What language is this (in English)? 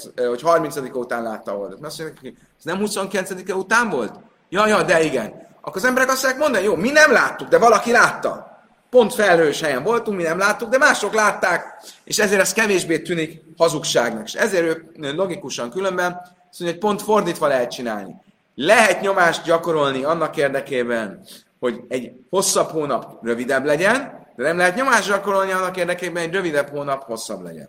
Hungarian